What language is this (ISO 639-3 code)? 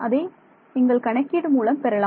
tam